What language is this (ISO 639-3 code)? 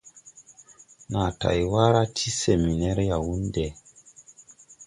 tui